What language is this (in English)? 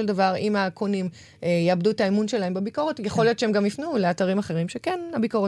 Hebrew